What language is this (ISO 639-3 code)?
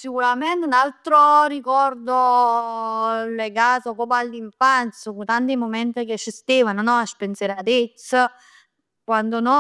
nap